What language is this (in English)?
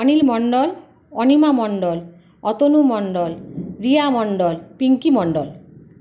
Bangla